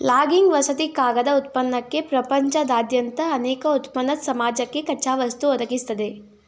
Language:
Kannada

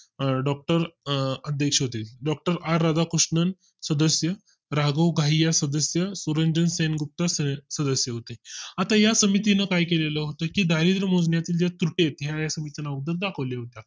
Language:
Marathi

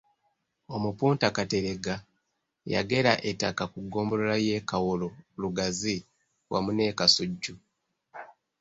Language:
Ganda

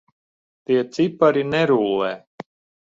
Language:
Latvian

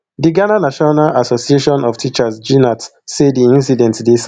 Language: Nigerian Pidgin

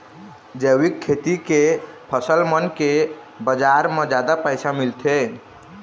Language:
Chhattisgarhi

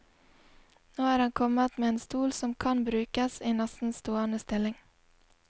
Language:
Norwegian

